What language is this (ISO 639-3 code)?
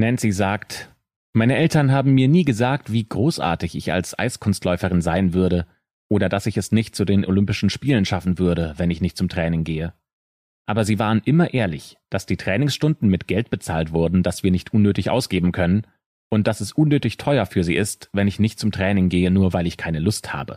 deu